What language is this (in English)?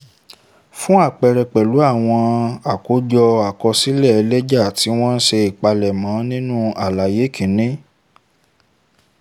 Yoruba